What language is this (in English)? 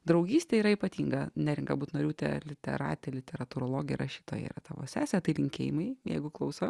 Lithuanian